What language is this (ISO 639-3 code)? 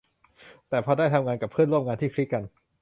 tha